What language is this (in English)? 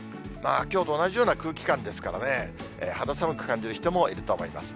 Japanese